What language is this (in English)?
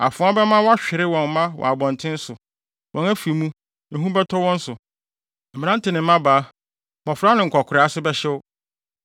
Akan